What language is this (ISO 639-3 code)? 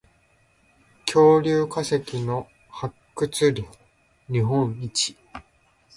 jpn